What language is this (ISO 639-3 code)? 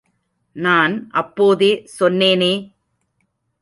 tam